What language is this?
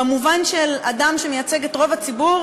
Hebrew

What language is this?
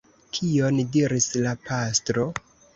Esperanto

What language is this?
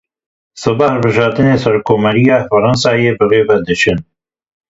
Kurdish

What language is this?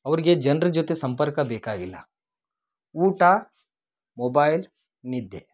Kannada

